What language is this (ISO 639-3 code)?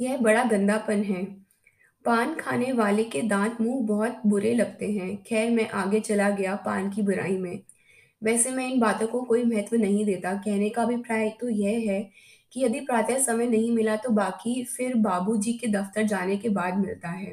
hin